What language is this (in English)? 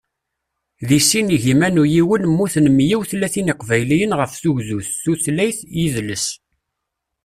Kabyle